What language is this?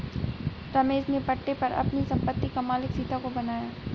Hindi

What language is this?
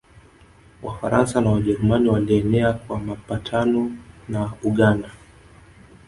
Swahili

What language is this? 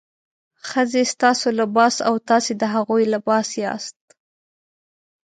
Pashto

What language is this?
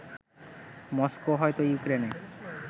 Bangla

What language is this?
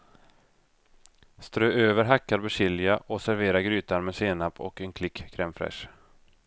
Swedish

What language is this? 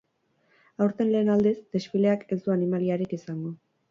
Basque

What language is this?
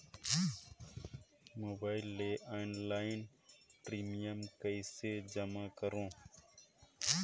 Chhattisgarhi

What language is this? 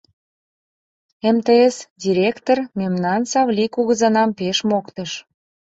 Mari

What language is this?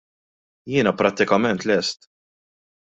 Maltese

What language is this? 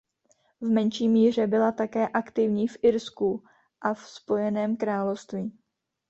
Czech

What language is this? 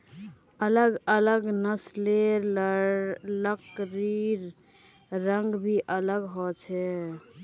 Magahi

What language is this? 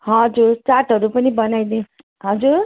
Nepali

